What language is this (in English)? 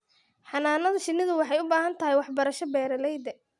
Somali